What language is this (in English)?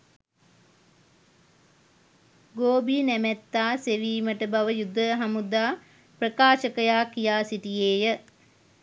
Sinhala